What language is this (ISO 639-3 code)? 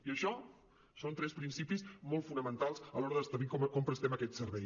cat